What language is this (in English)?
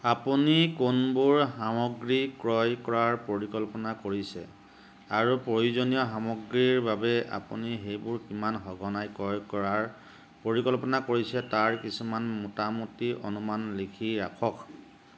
Assamese